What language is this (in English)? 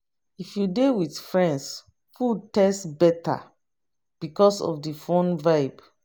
Nigerian Pidgin